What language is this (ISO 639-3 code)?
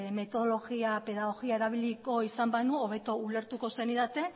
eus